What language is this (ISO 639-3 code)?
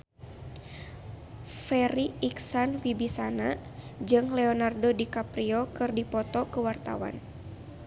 sun